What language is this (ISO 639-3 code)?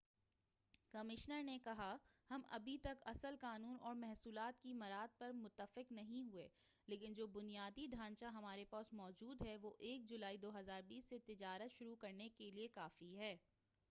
urd